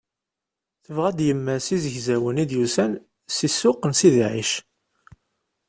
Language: Kabyle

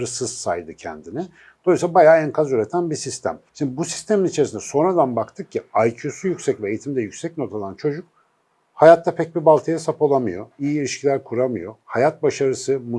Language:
Turkish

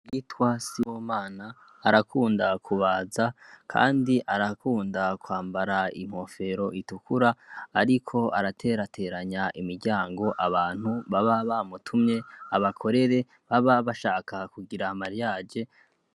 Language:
Rundi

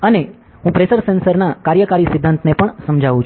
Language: Gujarati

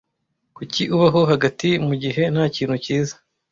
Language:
Kinyarwanda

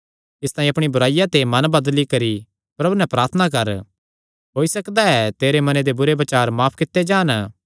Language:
Kangri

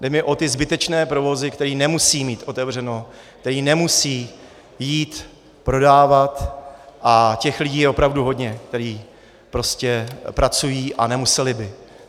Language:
Czech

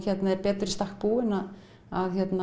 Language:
Icelandic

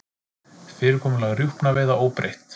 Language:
Icelandic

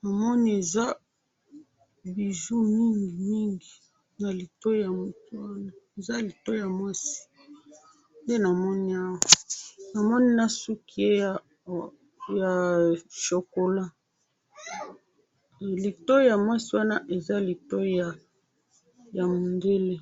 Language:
Lingala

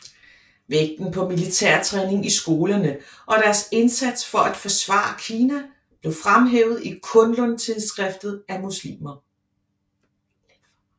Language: Danish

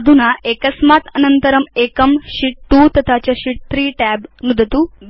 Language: Sanskrit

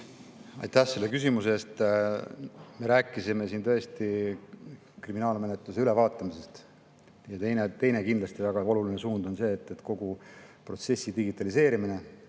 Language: Estonian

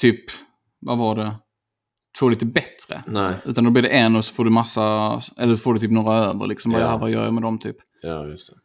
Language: Swedish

